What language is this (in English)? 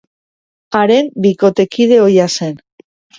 Basque